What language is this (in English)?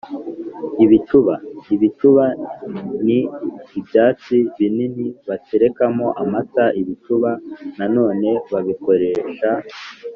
Kinyarwanda